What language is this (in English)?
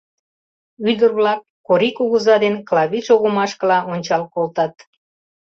Mari